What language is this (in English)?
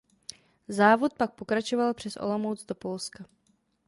Czech